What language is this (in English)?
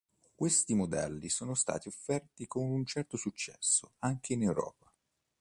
Italian